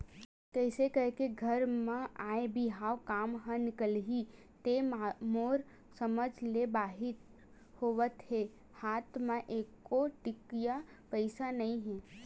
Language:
Chhattisgarhi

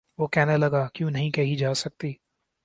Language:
Urdu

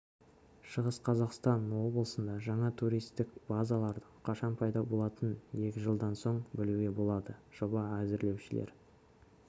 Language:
Kazakh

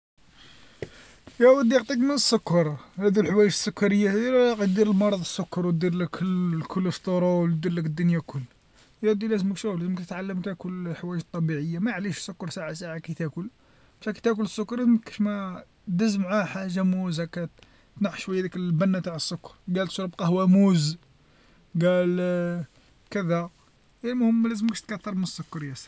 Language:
Algerian Arabic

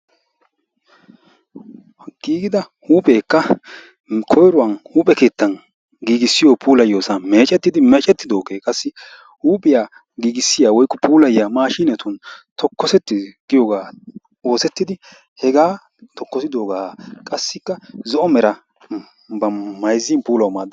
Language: Wolaytta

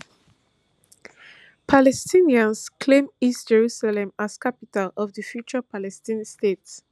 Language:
Nigerian Pidgin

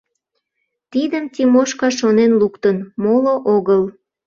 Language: Mari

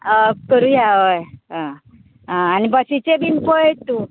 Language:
Konkani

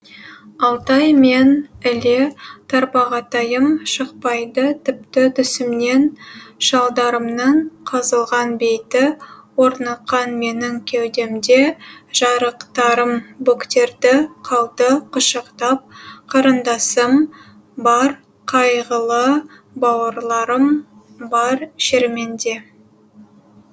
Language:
Kazakh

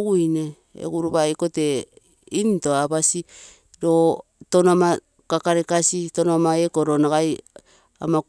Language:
Terei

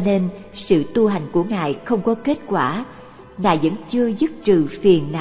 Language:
Vietnamese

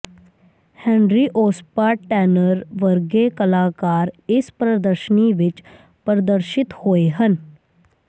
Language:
Punjabi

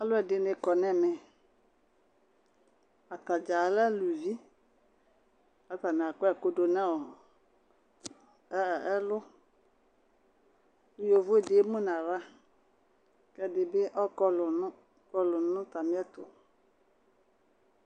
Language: Ikposo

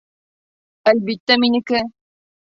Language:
Bashkir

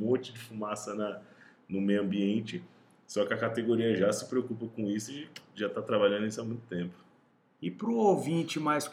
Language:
Portuguese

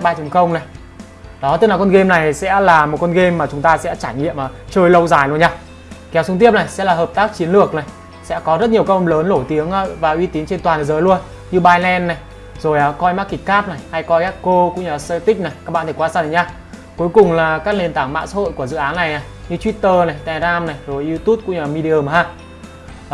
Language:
Vietnamese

